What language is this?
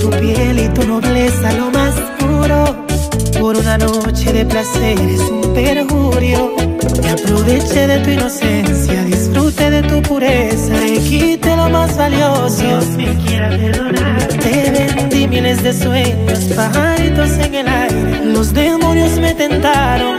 Spanish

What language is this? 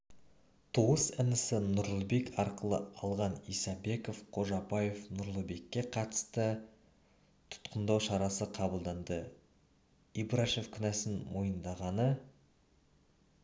Kazakh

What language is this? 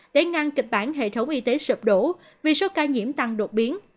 Vietnamese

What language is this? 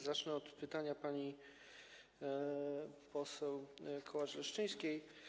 Polish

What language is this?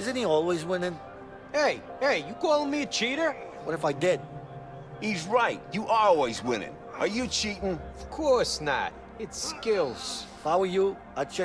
Turkish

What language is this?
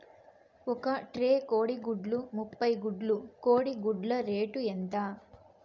Telugu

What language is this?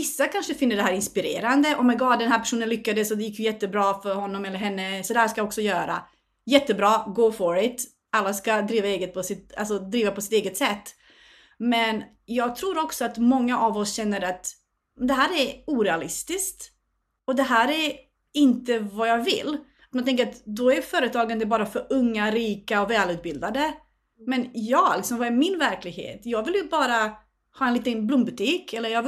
Swedish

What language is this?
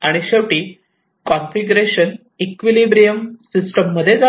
Marathi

